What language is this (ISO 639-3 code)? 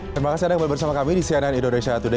ind